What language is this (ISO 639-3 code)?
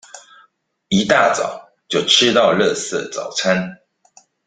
zho